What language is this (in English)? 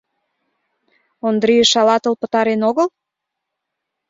Mari